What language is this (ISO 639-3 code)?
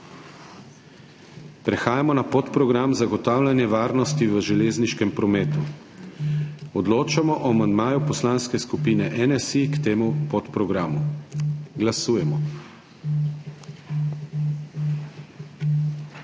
slv